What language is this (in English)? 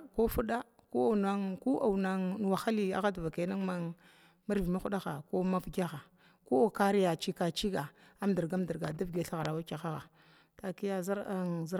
Glavda